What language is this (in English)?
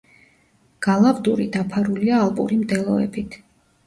Georgian